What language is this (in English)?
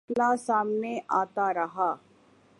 Urdu